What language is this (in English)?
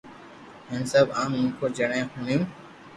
Loarki